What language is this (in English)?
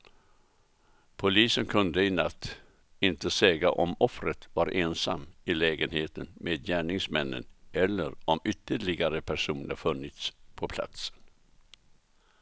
Swedish